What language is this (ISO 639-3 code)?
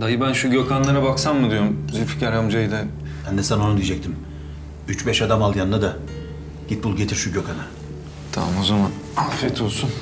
tur